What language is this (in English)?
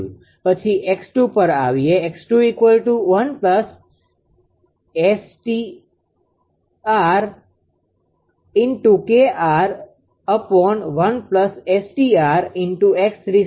Gujarati